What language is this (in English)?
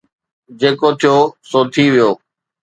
Sindhi